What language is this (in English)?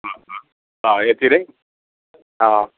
Nepali